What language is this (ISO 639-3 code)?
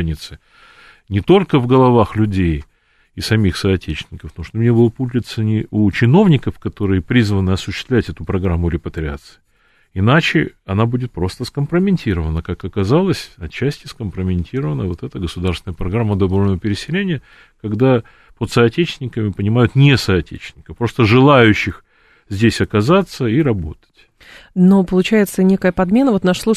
rus